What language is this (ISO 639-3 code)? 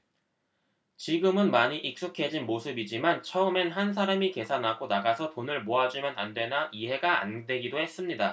kor